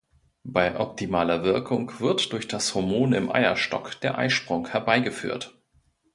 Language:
German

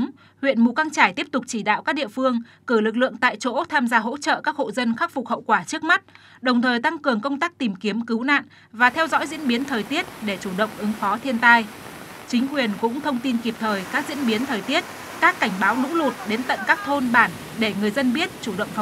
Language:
Vietnamese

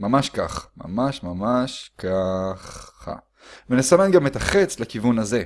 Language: Hebrew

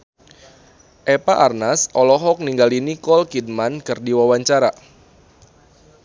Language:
Sundanese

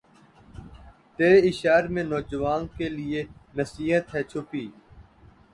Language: Urdu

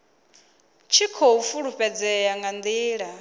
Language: Venda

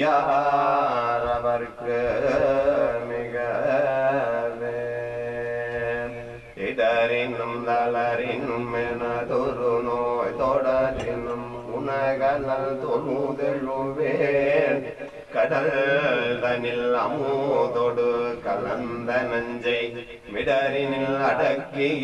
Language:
Tamil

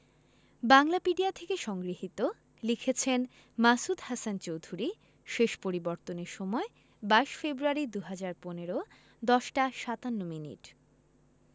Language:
Bangla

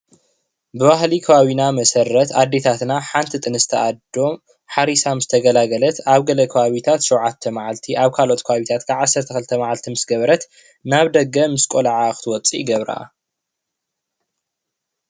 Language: Tigrinya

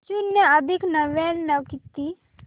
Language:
Marathi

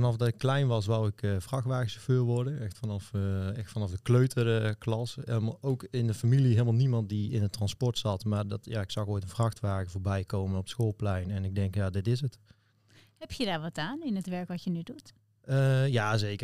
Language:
Dutch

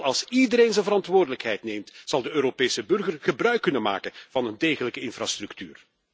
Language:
Dutch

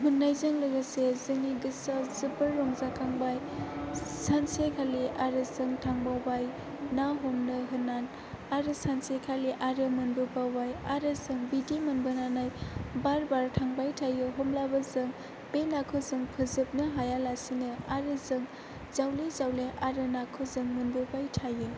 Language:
Bodo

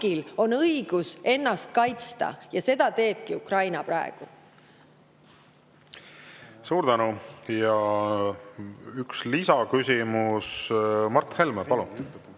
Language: Estonian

